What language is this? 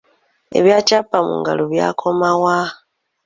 Ganda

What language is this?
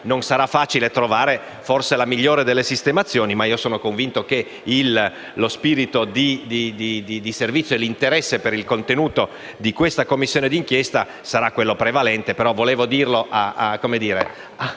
Italian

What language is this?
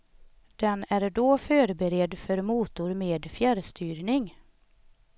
Swedish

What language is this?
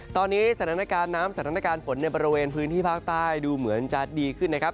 Thai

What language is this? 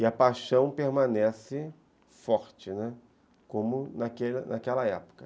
Portuguese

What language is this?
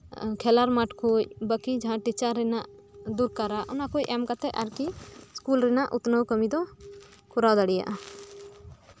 Santali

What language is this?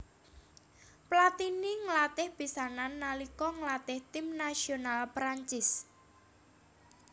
Javanese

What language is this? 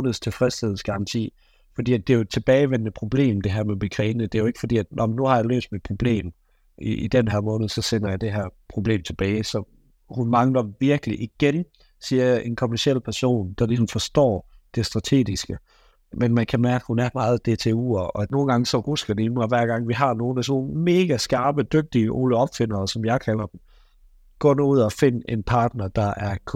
Danish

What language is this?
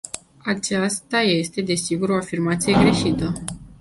Romanian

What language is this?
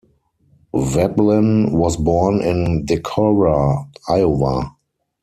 English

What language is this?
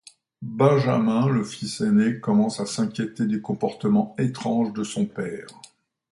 French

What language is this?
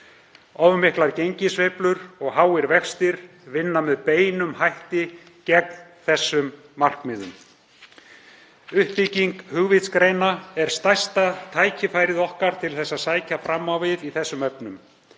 Icelandic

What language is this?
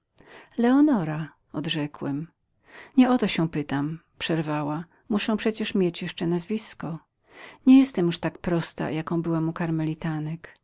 Polish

